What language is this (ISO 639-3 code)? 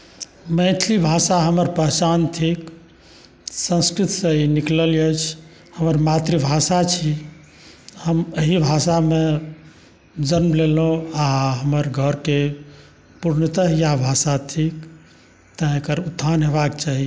mai